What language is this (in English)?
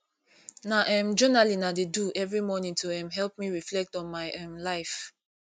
Nigerian Pidgin